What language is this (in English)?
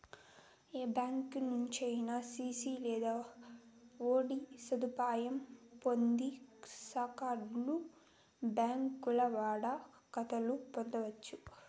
Telugu